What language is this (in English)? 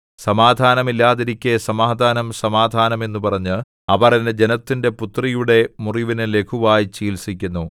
Malayalam